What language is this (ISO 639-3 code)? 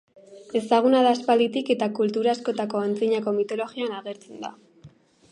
eus